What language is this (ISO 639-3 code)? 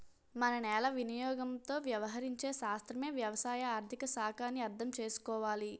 tel